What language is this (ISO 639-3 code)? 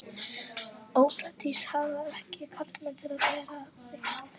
isl